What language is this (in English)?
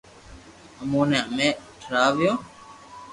Loarki